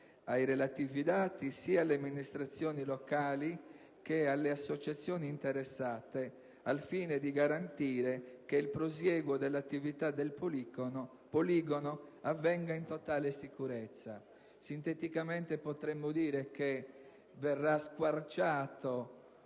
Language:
Italian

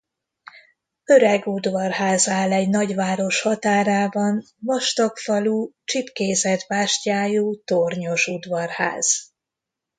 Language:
Hungarian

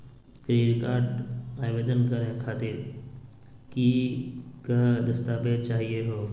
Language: Magahi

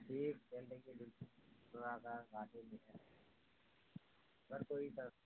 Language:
Urdu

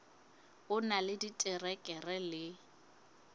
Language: Southern Sotho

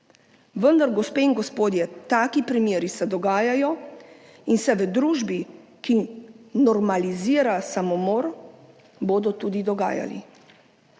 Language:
Slovenian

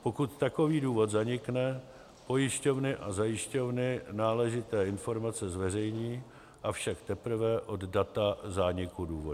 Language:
Czech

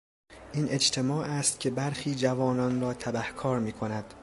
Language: Persian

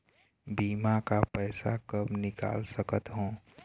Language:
Chhattisgarhi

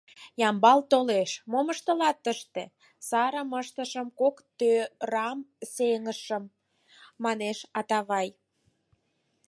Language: Mari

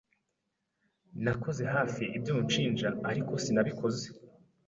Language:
Kinyarwanda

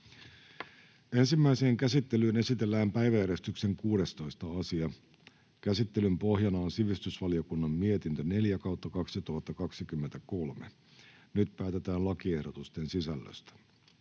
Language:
Finnish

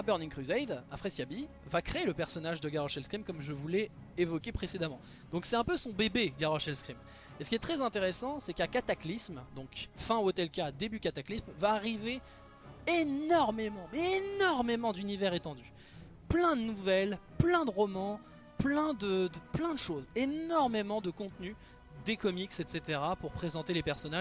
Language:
French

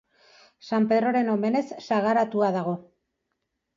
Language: Basque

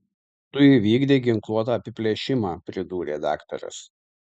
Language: Lithuanian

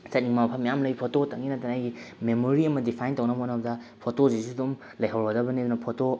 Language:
Manipuri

